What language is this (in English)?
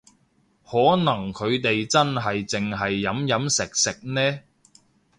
Cantonese